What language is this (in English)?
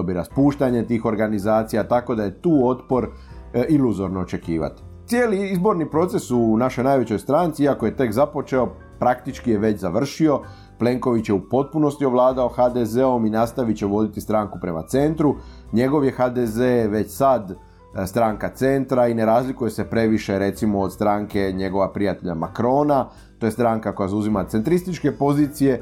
Croatian